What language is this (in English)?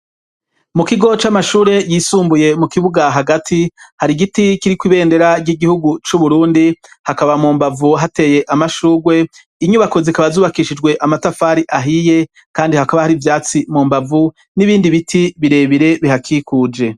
Rundi